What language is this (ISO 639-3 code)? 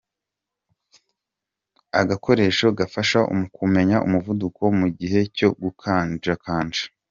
kin